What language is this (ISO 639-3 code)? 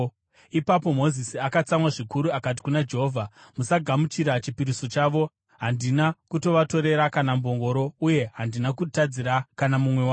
sna